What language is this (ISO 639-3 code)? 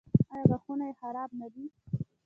pus